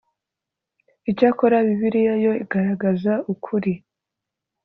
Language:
Kinyarwanda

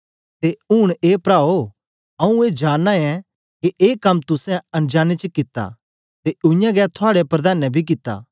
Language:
Dogri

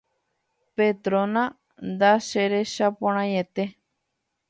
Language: Guarani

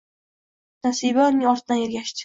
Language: Uzbek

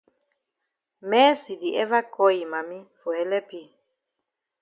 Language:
Cameroon Pidgin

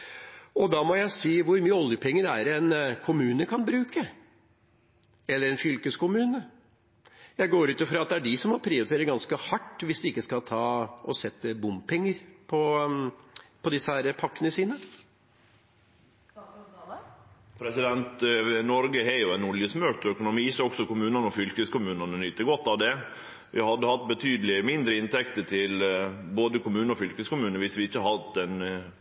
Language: Norwegian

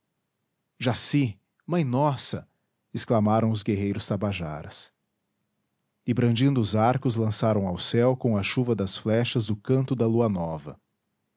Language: Portuguese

